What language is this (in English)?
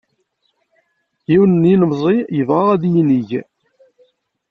Kabyle